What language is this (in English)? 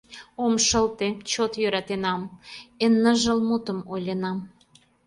Mari